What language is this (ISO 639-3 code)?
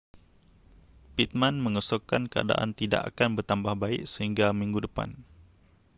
msa